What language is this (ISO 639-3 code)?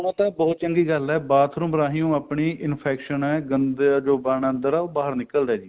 pan